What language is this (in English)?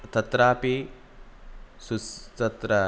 Sanskrit